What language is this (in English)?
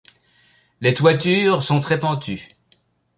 French